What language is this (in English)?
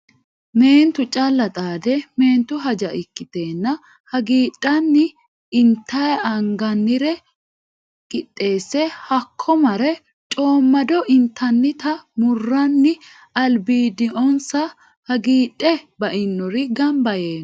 Sidamo